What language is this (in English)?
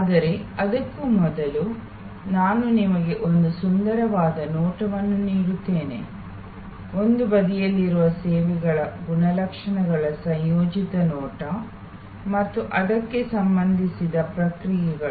Kannada